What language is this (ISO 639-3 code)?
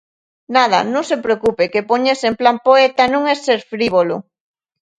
glg